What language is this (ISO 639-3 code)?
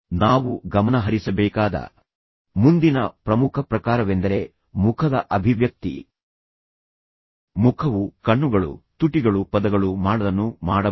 kan